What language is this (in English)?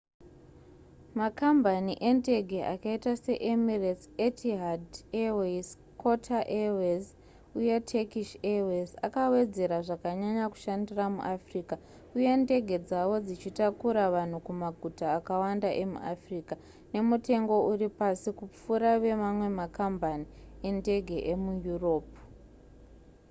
Shona